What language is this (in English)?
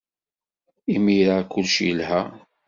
Kabyle